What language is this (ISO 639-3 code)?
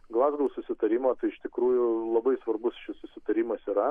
lit